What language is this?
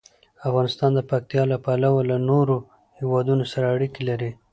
Pashto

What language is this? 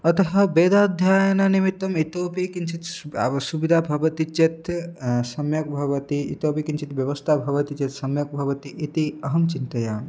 Sanskrit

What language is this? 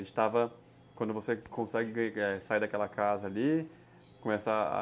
Portuguese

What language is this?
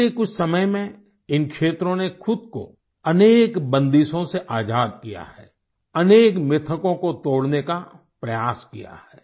Hindi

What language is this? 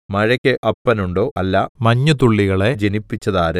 Malayalam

